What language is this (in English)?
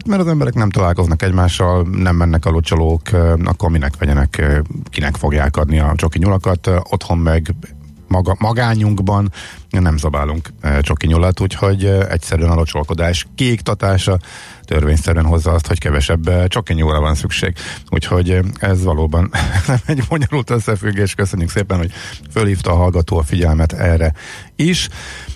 Hungarian